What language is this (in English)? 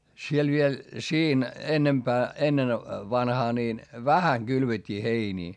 Finnish